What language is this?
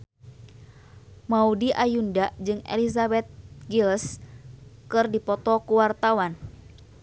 Sundanese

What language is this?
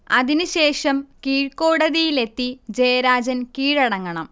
Malayalam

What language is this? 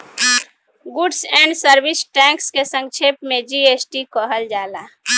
Bhojpuri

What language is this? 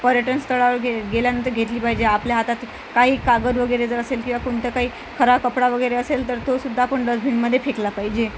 Marathi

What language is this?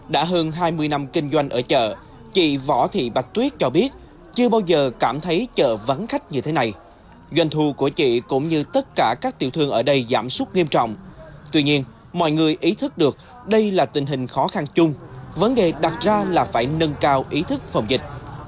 Vietnamese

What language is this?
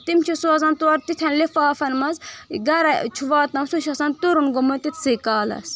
Kashmiri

